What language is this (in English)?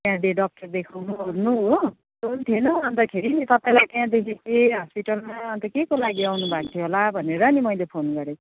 Nepali